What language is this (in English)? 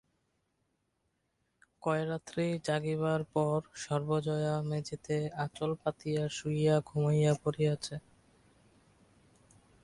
Bangla